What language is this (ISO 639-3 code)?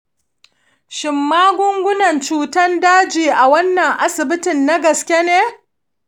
hau